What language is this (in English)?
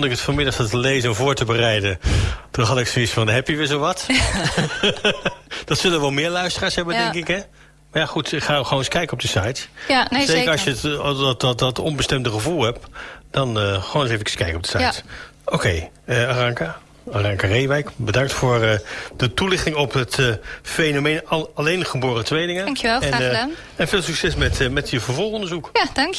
Dutch